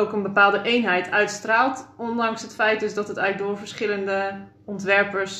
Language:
Dutch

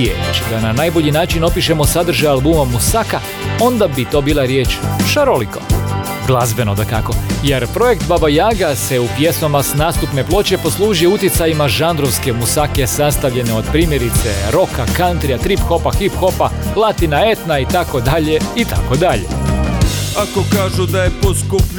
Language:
Croatian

